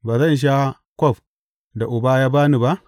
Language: Hausa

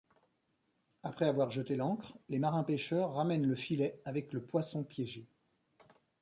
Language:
French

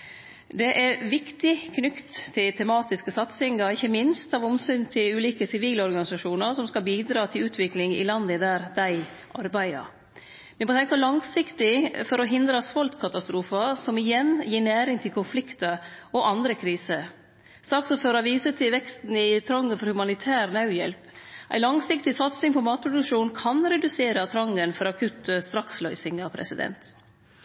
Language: Norwegian Nynorsk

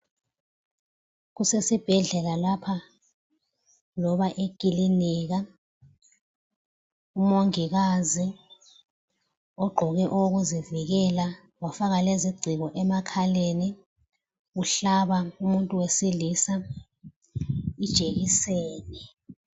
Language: North Ndebele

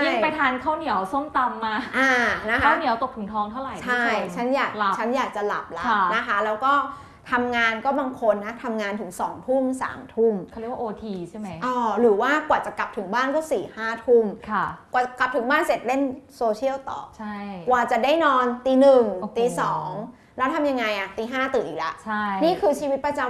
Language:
Thai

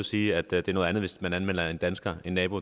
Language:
Danish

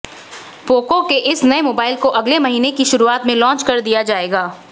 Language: Hindi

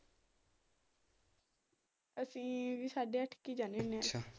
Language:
Punjabi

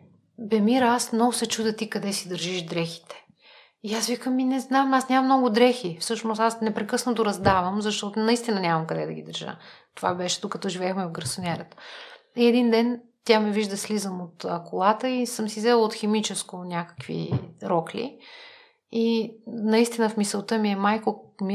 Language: Bulgarian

